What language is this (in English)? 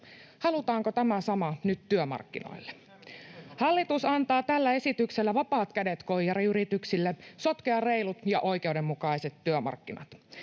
Finnish